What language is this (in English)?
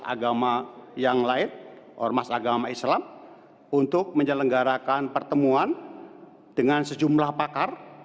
Indonesian